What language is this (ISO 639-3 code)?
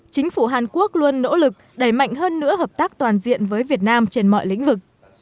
vie